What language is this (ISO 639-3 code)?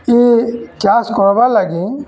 ori